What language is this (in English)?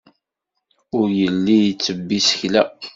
Kabyle